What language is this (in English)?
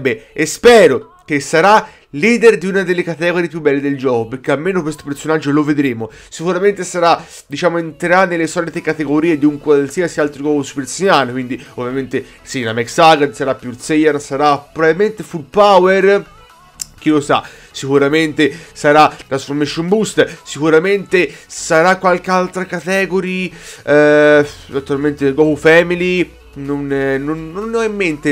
Italian